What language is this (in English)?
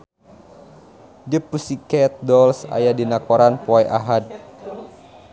Sundanese